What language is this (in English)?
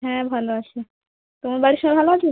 Bangla